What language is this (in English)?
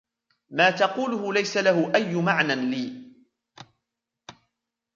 Arabic